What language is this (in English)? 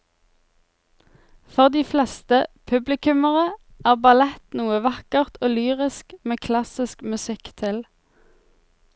Norwegian